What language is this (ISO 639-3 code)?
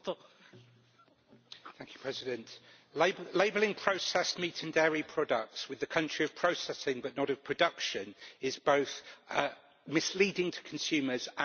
eng